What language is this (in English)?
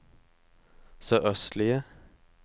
Norwegian